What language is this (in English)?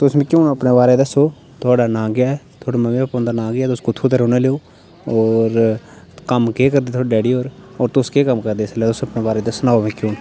Dogri